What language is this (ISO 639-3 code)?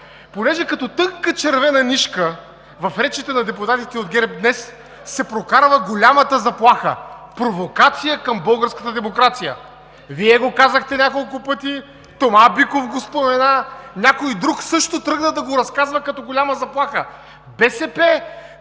bul